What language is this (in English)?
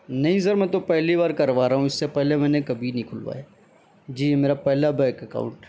Urdu